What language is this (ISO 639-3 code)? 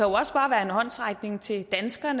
dan